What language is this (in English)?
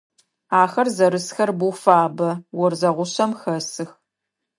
Adyghe